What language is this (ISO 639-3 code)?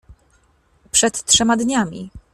pol